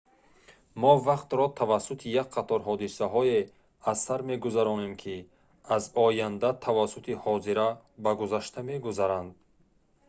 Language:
Tajik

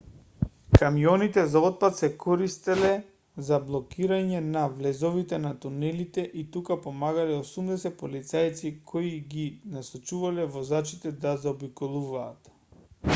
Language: Macedonian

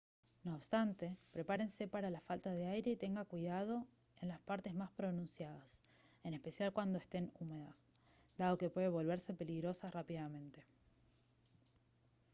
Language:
Spanish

